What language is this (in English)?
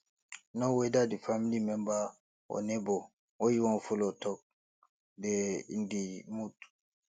Nigerian Pidgin